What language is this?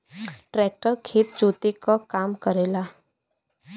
Bhojpuri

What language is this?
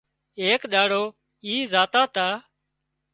Wadiyara Koli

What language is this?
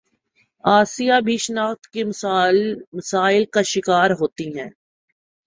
Urdu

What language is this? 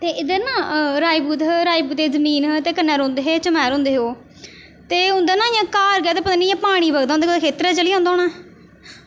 Dogri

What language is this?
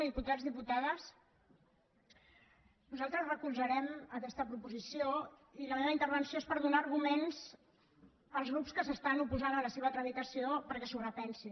Catalan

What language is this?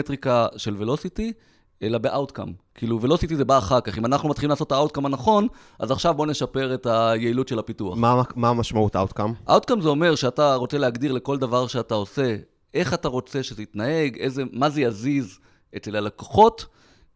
Hebrew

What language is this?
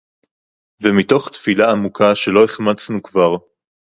Hebrew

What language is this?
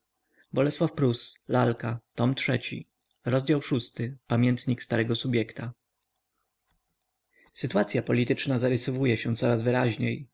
Polish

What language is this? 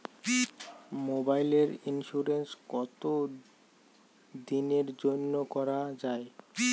Bangla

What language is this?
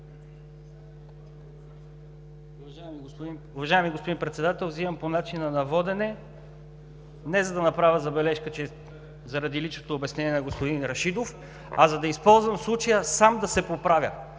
Bulgarian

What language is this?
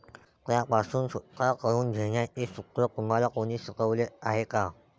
Marathi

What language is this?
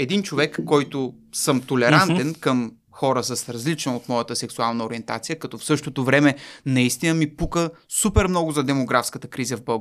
Bulgarian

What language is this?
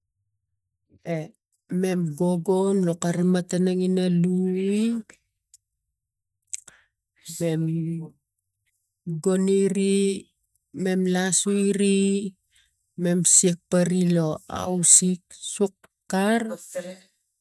Tigak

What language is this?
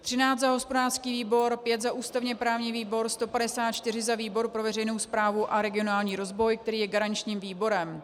Czech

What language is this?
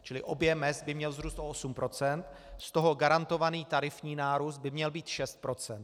Czech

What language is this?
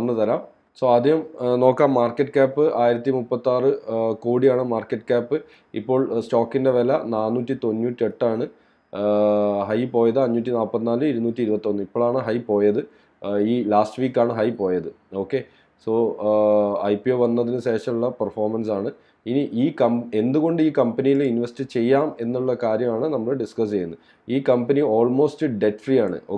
Malayalam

